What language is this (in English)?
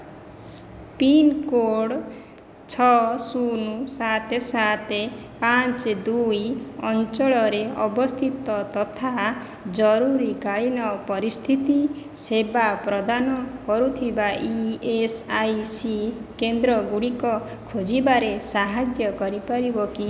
Odia